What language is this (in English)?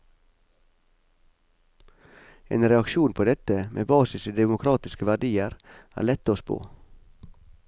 Norwegian